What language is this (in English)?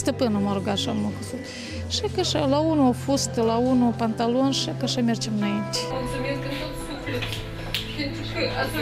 Romanian